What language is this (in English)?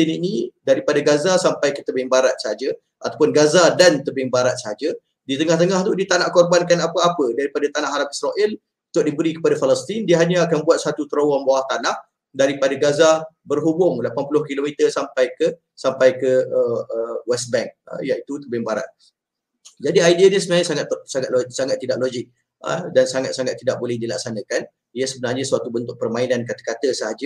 Malay